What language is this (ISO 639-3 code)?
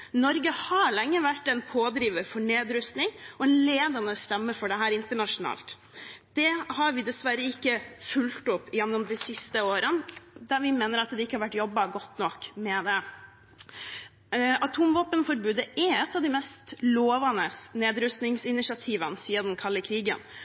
nob